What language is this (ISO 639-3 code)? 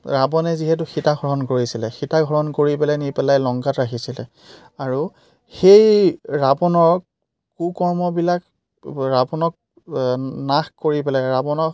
asm